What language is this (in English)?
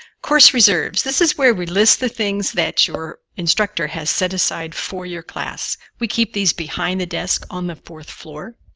English